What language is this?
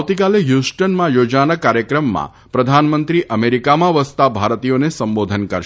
Gujarati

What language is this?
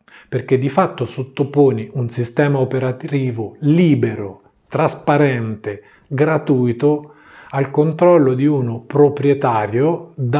Italian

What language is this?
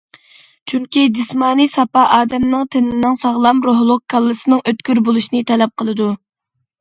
Uyghur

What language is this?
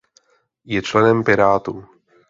Czech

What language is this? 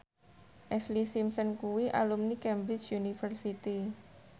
Javanese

